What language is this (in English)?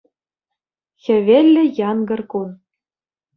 Chuvash